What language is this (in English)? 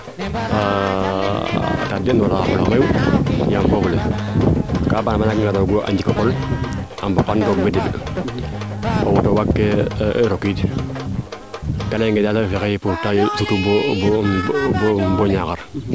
Serer